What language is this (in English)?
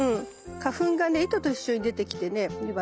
Japanese